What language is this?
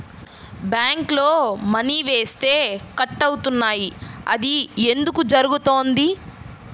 Telugu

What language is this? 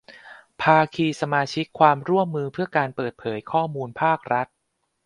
Thai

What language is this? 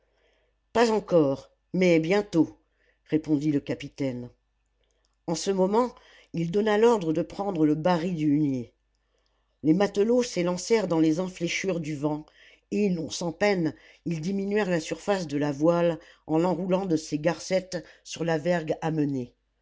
French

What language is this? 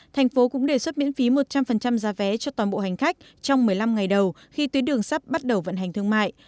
Vietnamese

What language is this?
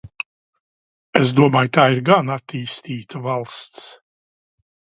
Latvian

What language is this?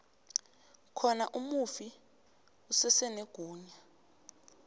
South Ndebele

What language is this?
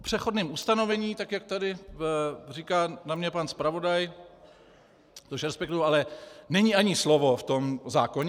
Czech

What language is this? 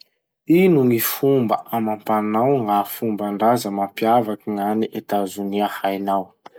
Masikoro Malagasy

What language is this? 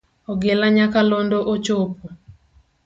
Luo (Kenya and Tanzania)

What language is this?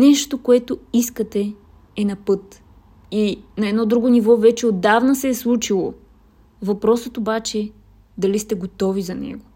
Bulgarian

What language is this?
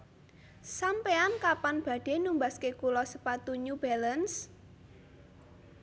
Javanese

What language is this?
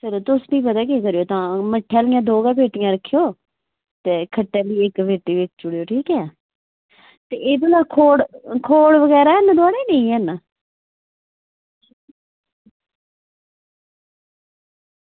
Dogri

